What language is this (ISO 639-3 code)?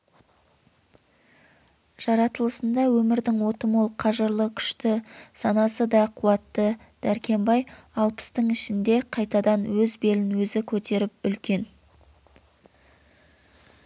kaz